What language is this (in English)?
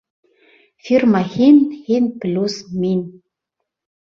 Bashkir